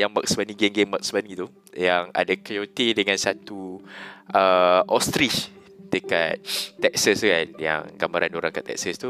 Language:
Malay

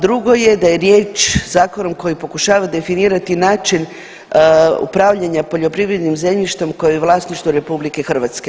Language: Croatian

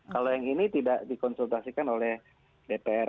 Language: Indonesian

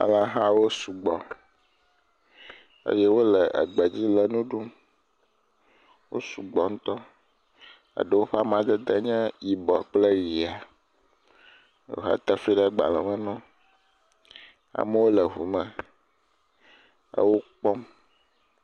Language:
Ewe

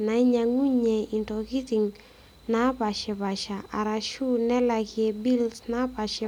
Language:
Masai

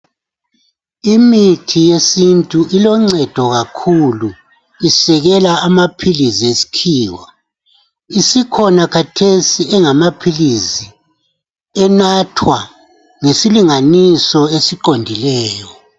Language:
North Ndebele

